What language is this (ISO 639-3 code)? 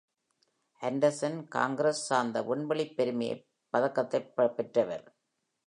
tam